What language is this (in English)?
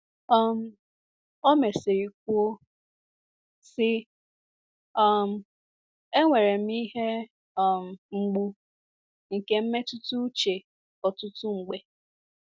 Igbo